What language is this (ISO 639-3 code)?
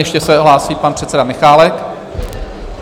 ces